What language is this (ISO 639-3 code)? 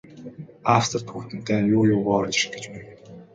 mon